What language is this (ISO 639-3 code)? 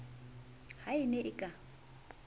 sot